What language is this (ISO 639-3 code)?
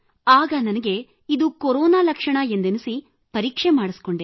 kan